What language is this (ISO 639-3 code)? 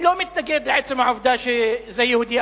heb